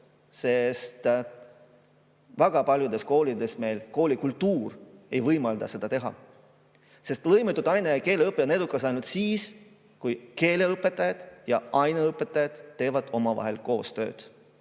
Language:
Estonian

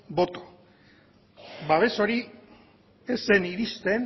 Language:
Basque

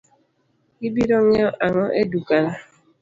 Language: Luo (Kenya and Tanzania)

